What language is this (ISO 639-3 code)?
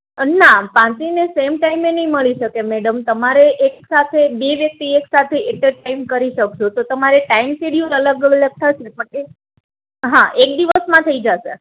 guj